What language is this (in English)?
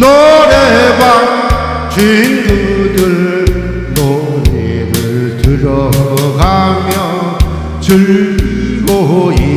Korean